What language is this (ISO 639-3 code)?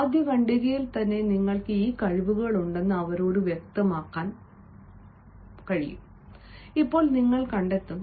mal